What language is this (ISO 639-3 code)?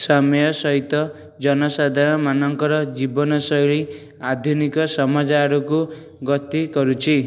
ori